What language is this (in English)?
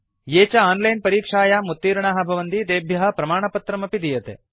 Sanskrit